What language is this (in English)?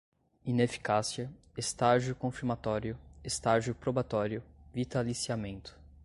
Portuguese